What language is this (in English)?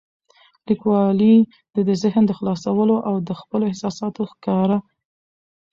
Pashto